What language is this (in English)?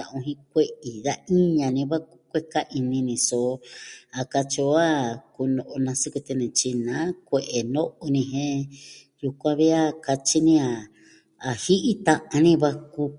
Southwestern Tlaxiaco Mixtec